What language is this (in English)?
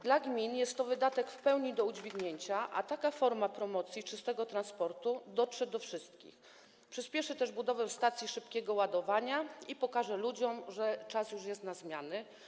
Polish